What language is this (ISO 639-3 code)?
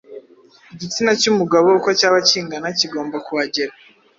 kin